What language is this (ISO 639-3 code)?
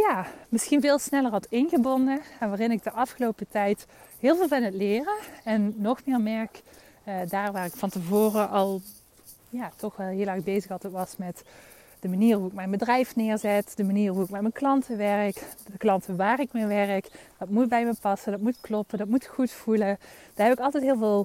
nld